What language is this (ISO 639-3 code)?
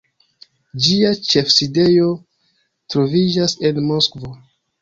epo